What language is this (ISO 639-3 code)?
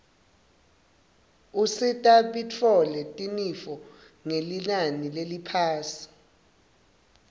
ssw